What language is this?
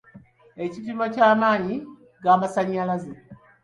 Ganda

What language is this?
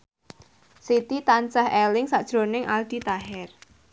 Javanese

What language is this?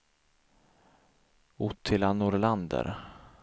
Swedish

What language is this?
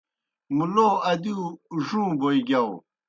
Kohistani Shina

